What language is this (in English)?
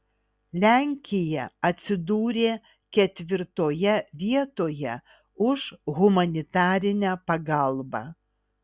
Lithuanian